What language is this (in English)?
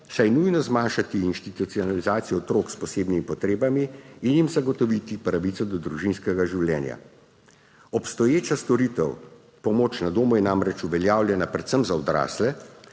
Slovenian